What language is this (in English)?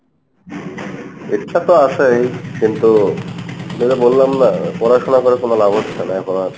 Bangla